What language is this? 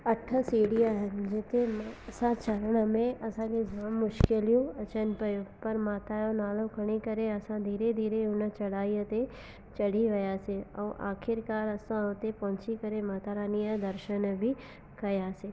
Sindhi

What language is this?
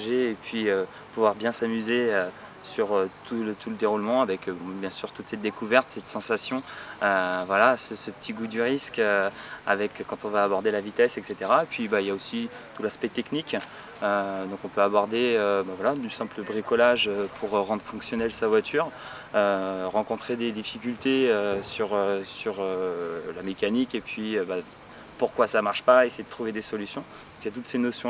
French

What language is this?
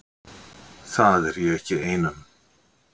Icelandic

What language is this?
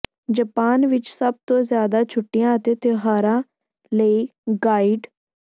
Punjabi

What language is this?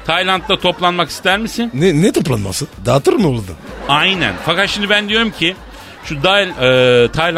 Turkish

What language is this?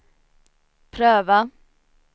Swedish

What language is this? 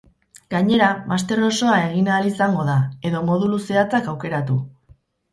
Basque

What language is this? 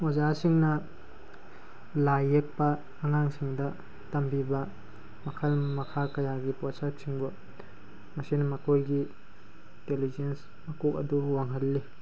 Manipuri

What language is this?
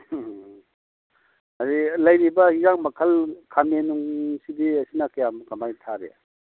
Manipuri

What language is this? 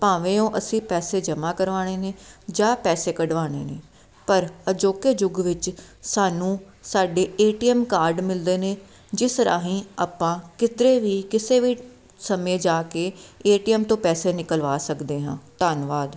Punjabi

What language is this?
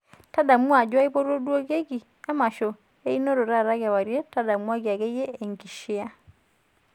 Masai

